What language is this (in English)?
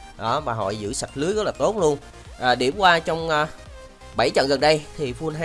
Vietnamese